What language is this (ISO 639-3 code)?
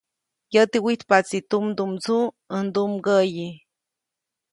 zoc